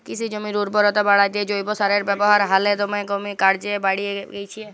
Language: Bangla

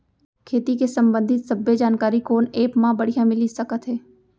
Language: Chhattisgarhi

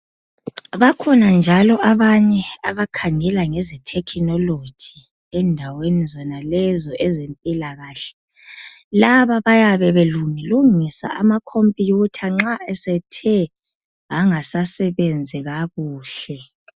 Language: North Ndebele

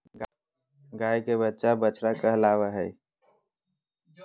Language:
Magahi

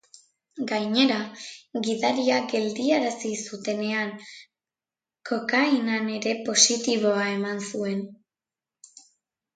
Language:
Basque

